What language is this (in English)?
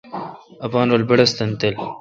Kalkoti